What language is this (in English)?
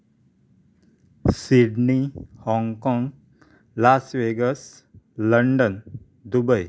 Konkani